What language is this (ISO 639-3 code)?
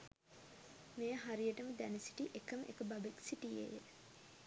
sin